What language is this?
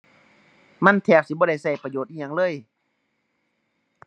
Thai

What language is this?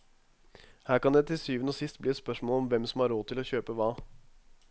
Norwegian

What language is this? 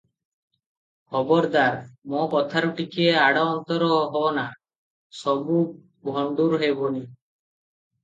Odia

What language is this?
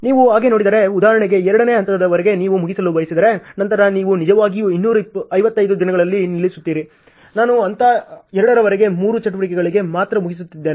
Kannada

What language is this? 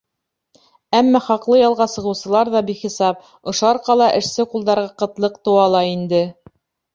Bashkir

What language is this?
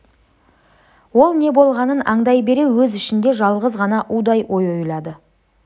Kazakh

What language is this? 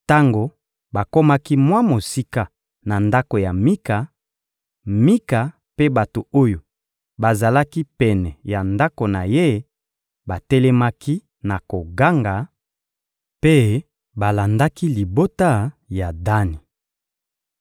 Lingala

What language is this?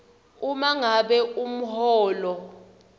Swati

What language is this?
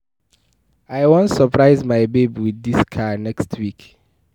Nigerian Pidgin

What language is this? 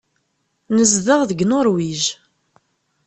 Kabyle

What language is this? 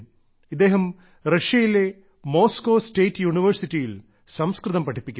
Malayalam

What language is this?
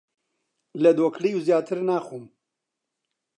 Central Kurdish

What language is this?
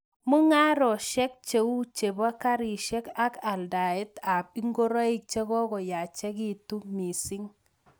Kalenjin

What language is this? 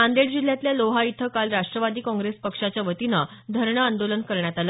Marathi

